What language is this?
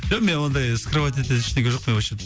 Kazakh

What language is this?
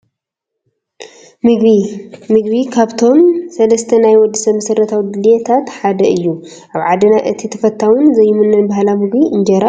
Tigrinya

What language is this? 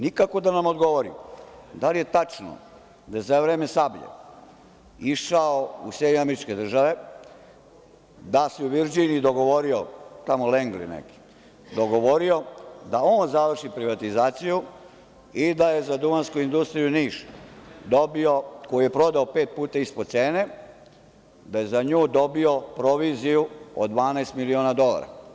Serbian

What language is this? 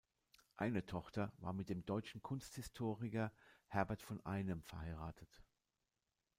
German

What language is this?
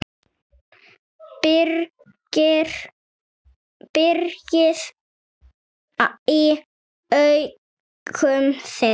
Icelandic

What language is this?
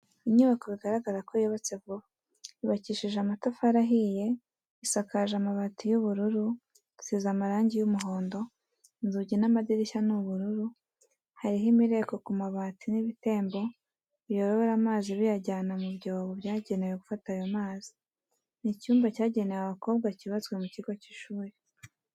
Kinyarwanda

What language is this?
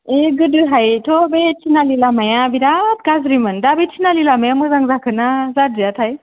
Bodo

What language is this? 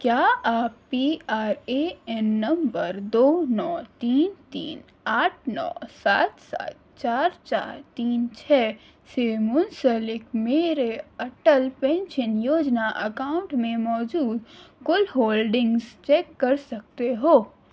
Urdu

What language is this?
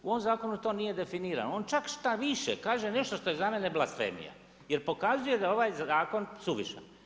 Croatian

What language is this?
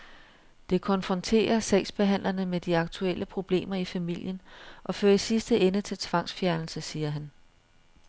Danish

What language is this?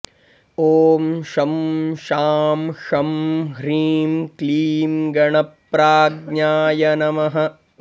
Sanskrit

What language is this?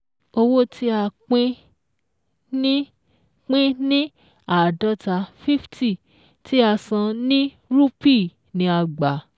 Yoruba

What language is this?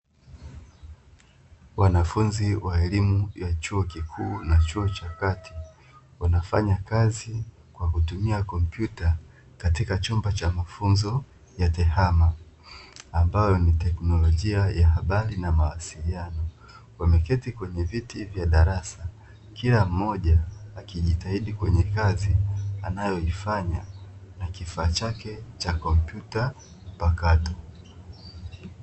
Swahili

